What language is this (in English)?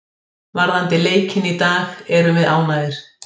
Icelandic